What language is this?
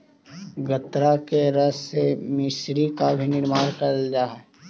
Magahi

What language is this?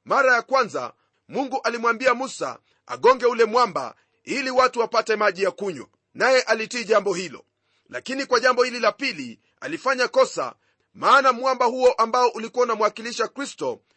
Swahili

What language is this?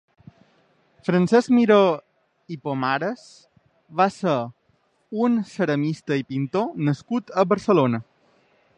Catalan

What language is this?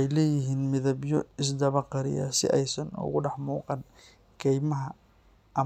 Somali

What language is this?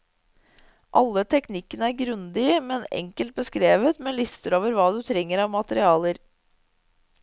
Norwegian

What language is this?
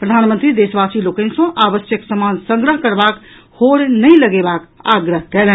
Maithili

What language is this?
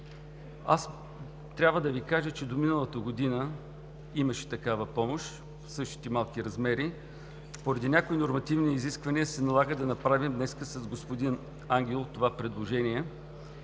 Bulgarian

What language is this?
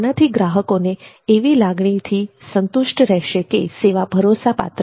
Gujarati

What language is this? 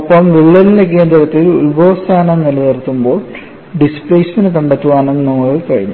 Malayalam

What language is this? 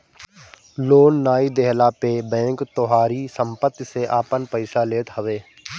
Bhojpuri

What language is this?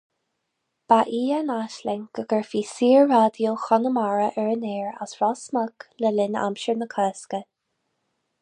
Irish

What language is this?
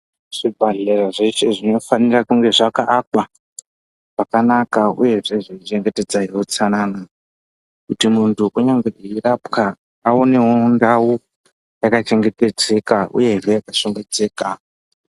Ndau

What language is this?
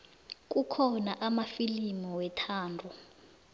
South Ndebele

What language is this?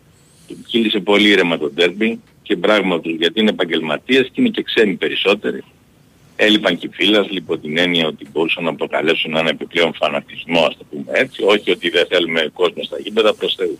Greek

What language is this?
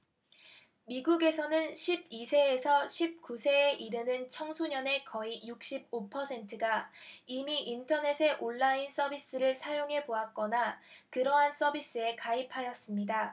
Korean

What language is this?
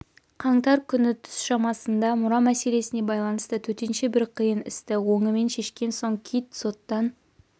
Kazakh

